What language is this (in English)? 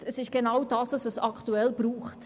Swiss German